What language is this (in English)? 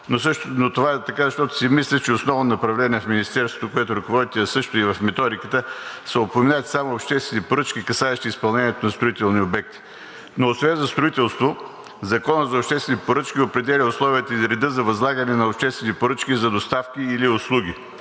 Bulgarian